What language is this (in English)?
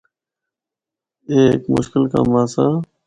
Northern Hindko